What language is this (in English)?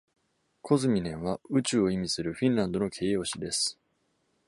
Japanese